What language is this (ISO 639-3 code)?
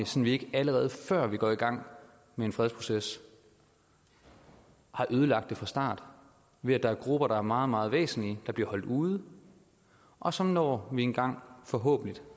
dan